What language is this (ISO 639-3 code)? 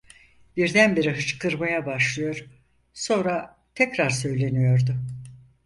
tur